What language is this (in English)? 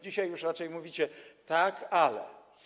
Polish